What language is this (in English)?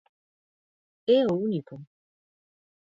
Galician